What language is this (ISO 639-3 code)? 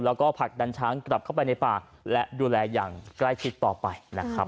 tha